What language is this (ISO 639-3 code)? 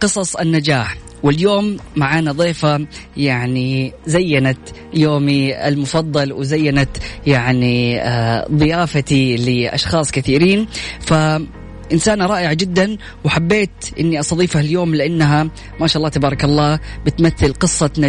ara